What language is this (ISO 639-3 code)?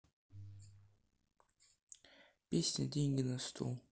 rus